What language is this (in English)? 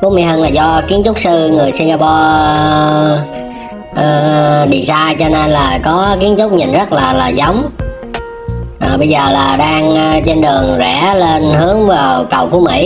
Vietnamese